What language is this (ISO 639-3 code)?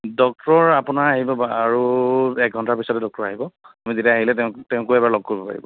asm